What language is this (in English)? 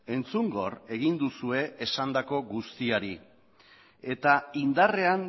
Basque